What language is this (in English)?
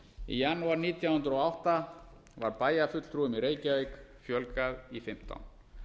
Icelandic